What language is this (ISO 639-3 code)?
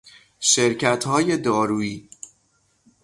fas